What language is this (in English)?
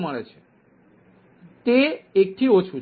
Gujarati